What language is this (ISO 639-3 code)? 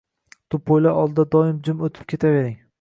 uzb